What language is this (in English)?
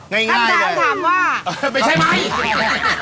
Thai